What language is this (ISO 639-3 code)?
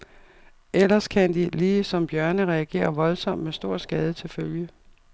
dan